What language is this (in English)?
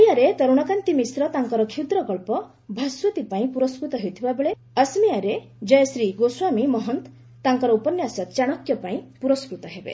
Odia